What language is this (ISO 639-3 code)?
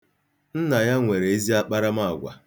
ibo